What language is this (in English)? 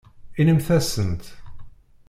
Kabyle